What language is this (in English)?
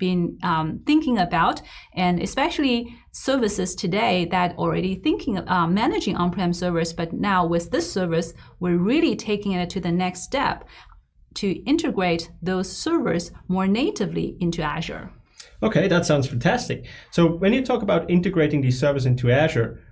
English